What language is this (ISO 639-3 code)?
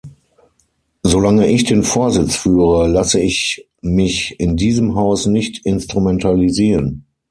deu